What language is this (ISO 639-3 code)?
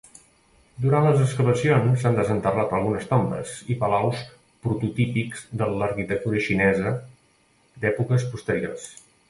cat